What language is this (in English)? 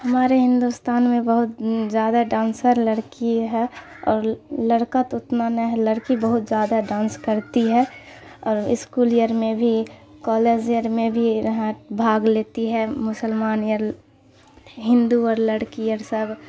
Urdu